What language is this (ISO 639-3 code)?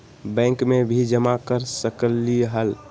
mag